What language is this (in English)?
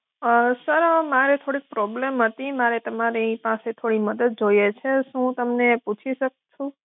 Gujarati